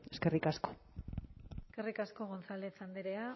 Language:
Basque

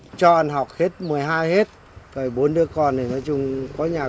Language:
Vietnamese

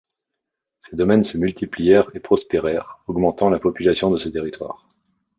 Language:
French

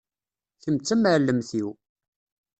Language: Kabyle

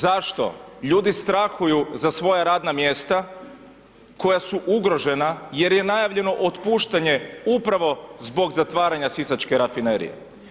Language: Croatian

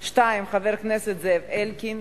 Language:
Hebrew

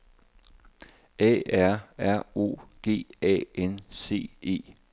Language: Danish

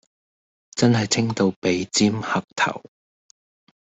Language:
Cantonese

